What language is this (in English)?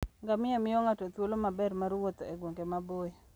Luo (Kenya and Tanzania)